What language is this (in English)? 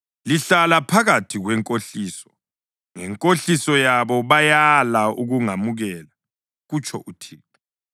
North Ndebele